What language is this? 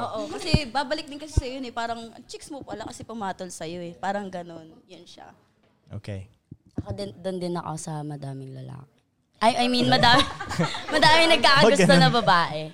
Filipino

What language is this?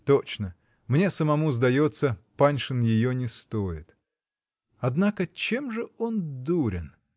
Russian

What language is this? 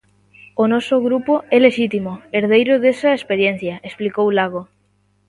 Galician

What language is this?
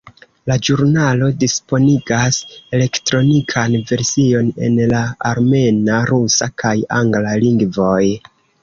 Esperanto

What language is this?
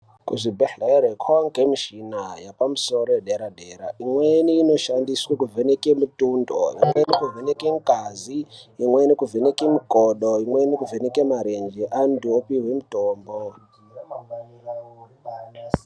Ndau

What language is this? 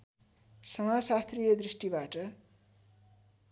Nepali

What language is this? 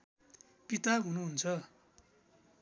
Nepali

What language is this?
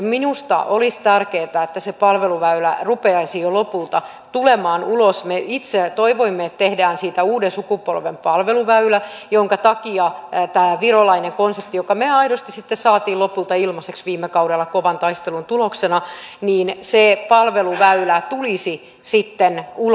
Finnish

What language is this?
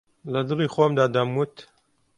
Central Kurdish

